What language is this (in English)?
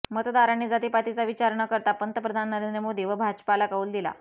Marathi